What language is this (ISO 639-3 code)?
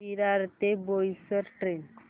mar